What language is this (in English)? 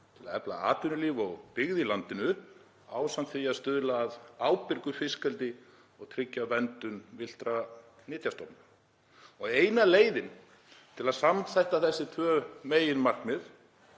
Icelandic